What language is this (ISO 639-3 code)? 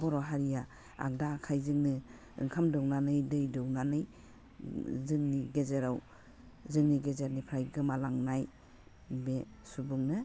brx